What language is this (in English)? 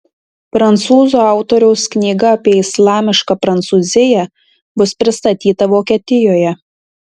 Lithuanian